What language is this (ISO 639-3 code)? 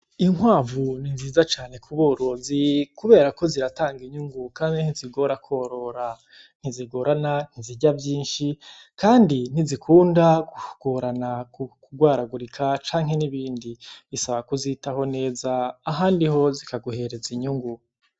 run